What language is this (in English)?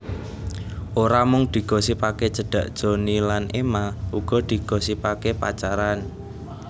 Javanese